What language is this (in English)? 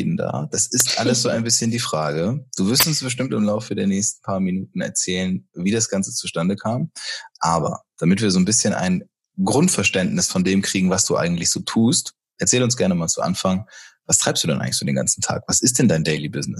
German